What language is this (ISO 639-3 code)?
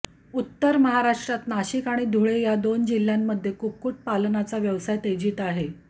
mar